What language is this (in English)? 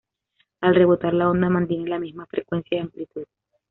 Spanish